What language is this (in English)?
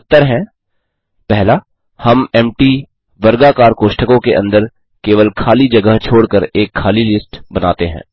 Hindi